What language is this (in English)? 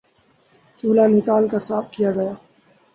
Urdu